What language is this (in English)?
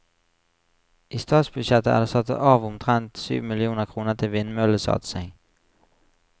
Norwegian